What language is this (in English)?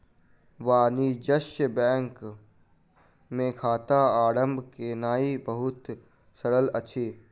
Maithili